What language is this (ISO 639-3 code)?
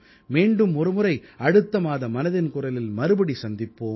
tam